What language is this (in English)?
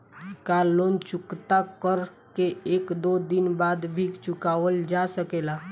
Bhojpuri